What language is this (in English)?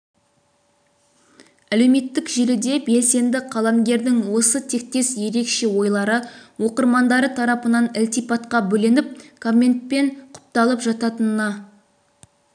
Kazakh